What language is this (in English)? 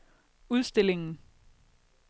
Danish